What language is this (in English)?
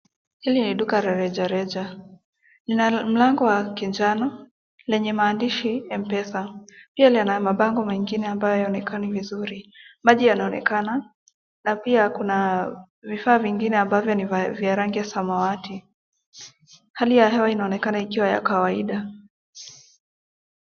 Swahili